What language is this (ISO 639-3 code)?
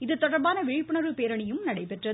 tam